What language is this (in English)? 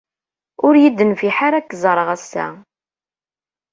Kabyle